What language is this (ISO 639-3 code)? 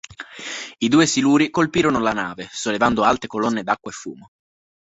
ita